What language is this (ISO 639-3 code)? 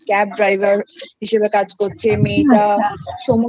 ben